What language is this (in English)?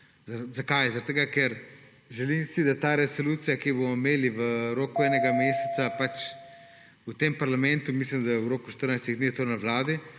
Slovenian